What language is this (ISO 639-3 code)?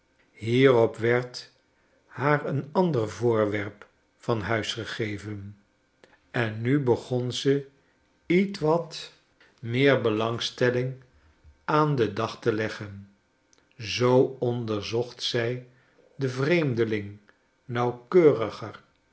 nld